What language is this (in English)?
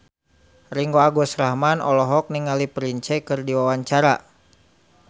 Sundanese